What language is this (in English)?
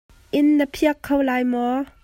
Hakha Chin